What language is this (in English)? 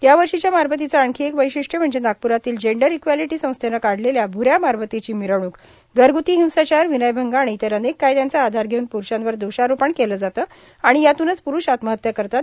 Marathi